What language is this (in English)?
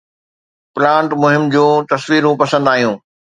Sindhi